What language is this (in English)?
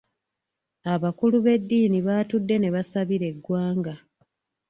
Ganda